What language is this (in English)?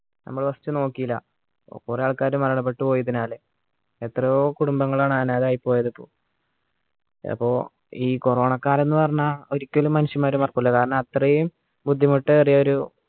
Malayalam